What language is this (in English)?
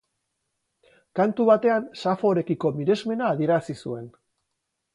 Basque